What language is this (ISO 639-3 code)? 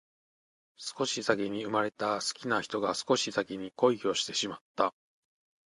jpn